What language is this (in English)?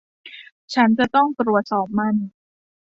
Thai